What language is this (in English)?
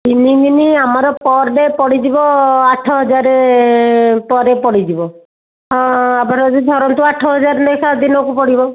Odia